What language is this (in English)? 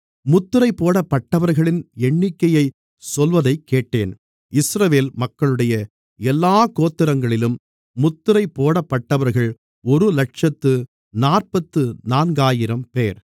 Tamil